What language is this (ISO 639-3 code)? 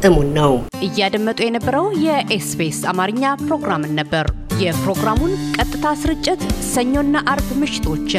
amh